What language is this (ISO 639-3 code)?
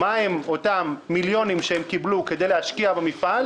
heb